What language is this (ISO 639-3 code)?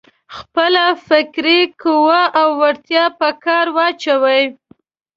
pus